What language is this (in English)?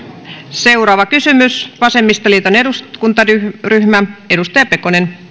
Finnish